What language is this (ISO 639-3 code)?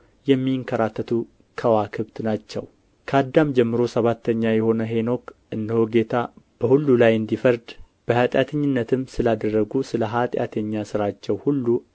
amh